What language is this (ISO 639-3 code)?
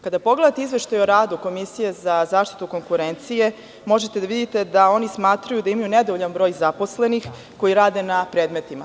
srp